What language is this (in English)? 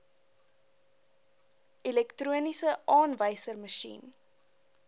Afrikaans